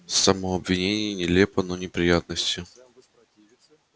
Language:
Russian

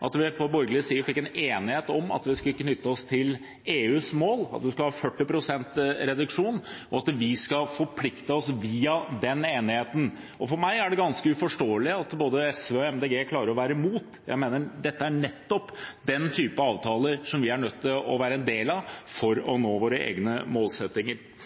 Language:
Norwegian Bokmål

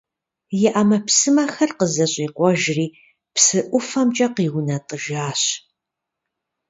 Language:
Kabardian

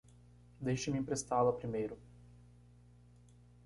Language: Portuguese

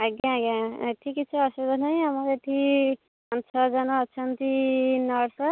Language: Odia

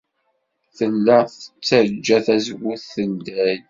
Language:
Kabyle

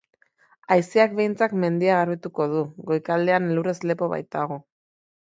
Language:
Basque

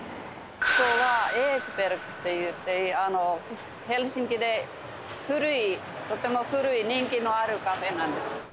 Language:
Japanese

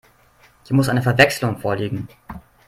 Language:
German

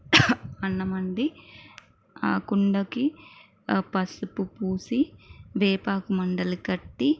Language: Telugu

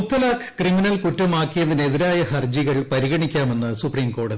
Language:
Malayalam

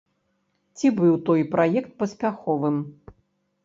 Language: Belarusian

